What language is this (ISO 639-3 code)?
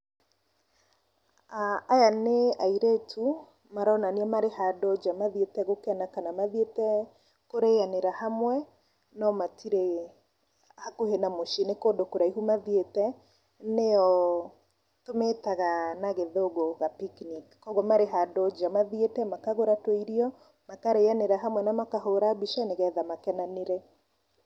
kik